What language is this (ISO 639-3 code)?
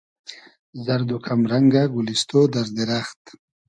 haz